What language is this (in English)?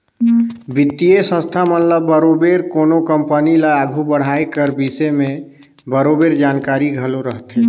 Chhattisgarhi